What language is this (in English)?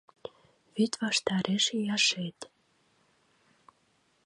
Mari